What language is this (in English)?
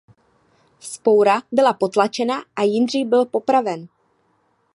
Czech